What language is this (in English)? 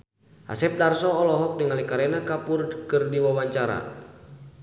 Sundanese